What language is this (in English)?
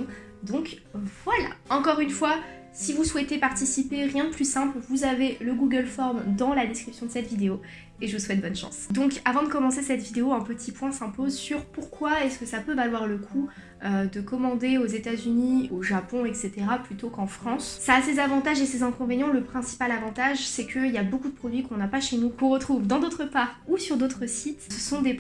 French